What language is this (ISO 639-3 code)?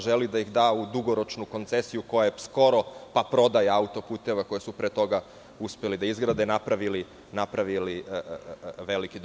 srp